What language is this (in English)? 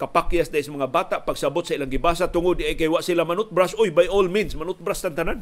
Filipino